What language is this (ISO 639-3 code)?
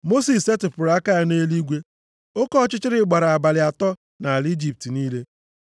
ibo